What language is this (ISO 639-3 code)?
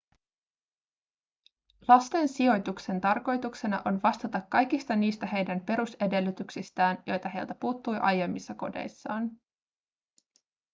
fin